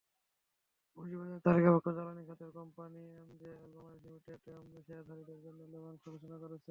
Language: Bangla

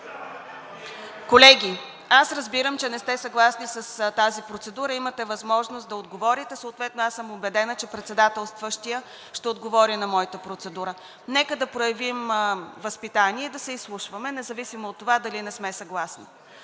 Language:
Bulgarian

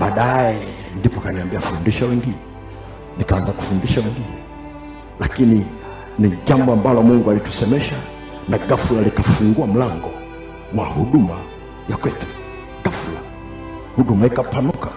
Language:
Swahili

